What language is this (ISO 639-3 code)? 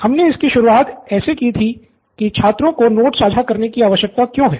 hin